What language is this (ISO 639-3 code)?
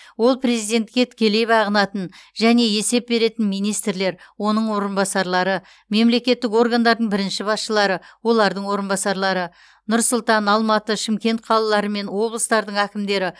kaz